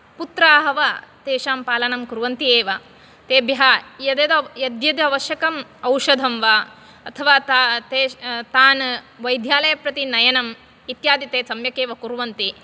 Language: Sanskrit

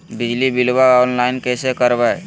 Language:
Magahi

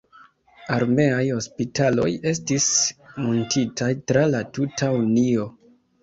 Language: Esperanto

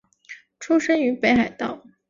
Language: Chinese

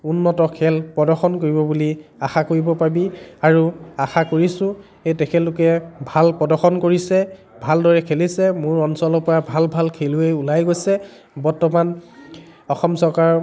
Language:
Assamese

